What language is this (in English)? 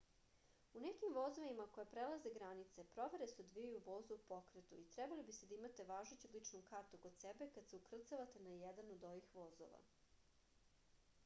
Serbian